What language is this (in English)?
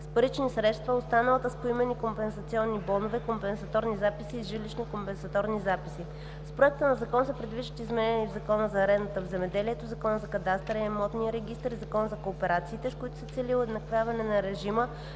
Bulgarian